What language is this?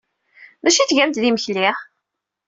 Kabyle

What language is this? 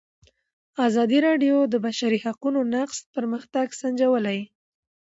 Pashto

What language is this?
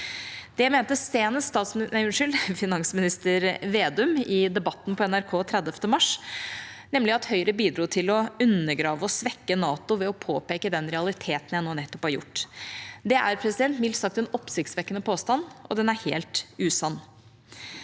Norwegian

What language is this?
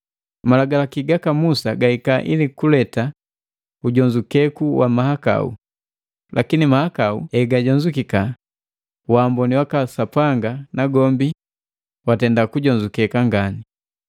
Matengo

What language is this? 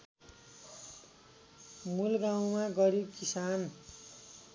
Nepali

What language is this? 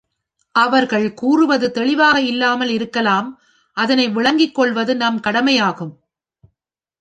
Tamil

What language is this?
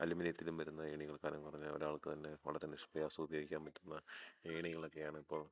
Malayalam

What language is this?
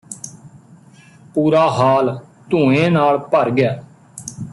Punjabi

